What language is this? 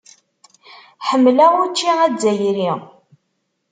Kabyle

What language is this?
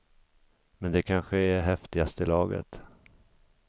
Swedish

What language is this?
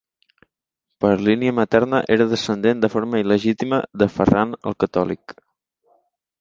Catalan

